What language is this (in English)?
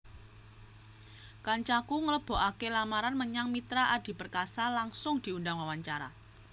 Javanese